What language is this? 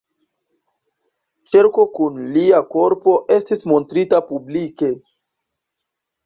Esperanto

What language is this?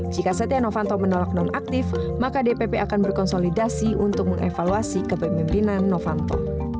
Indonesian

